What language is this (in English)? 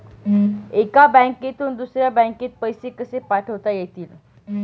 Marathi